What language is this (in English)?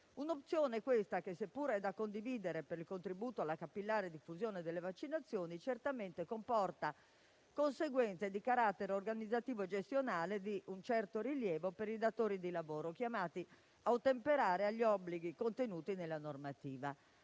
Italian